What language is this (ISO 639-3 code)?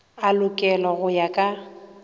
nso